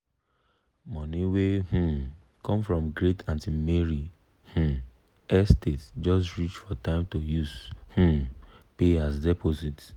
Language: Nigerian Pidgin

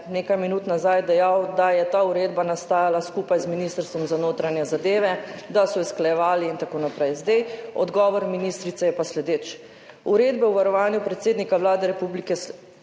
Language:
Slovenian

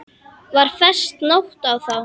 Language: Icelandic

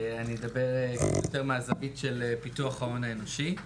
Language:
Hebrew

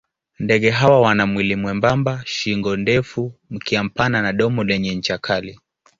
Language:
Swahili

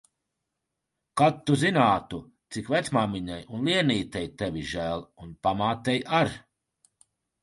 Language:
Latvian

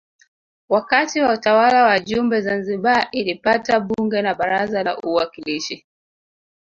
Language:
Swahili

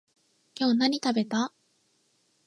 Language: Japanese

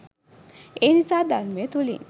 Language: Sinhala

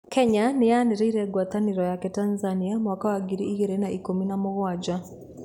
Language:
Kikuyu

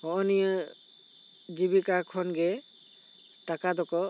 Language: Santali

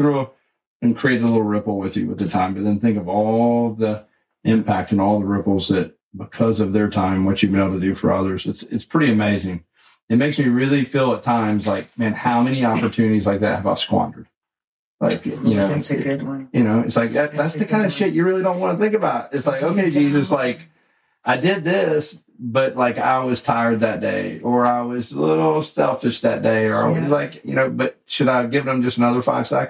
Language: English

